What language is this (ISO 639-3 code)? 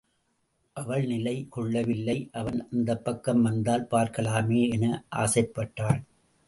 tam